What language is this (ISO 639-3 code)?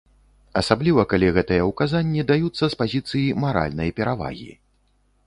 bel